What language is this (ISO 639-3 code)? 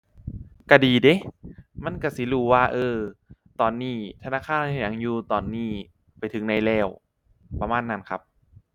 tha